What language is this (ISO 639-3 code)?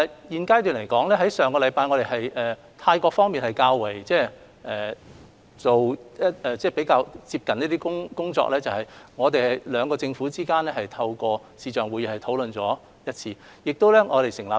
yue